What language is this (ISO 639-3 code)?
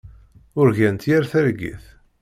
kab